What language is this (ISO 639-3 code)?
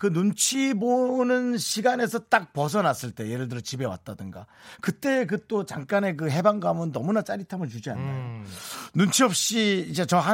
kor